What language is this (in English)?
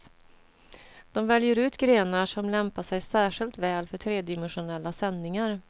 Swedish